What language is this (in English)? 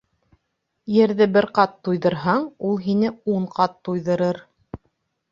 Bashkir